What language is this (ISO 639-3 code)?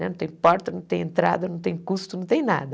por